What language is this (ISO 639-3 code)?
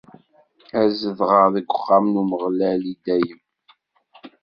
kab